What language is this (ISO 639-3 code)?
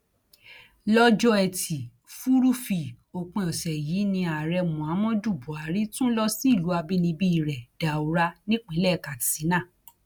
yor